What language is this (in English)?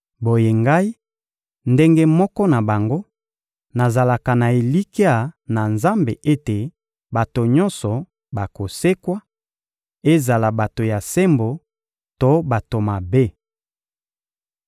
Lingala